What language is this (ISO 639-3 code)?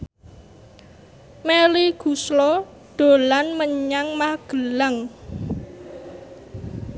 jav